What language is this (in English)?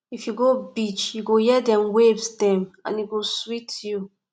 Nigerian Pidgin